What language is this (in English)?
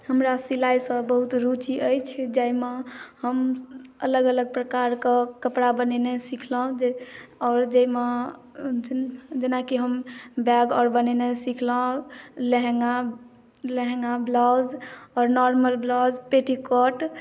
Maithili